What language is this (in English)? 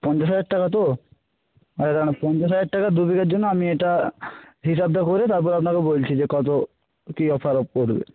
Bangla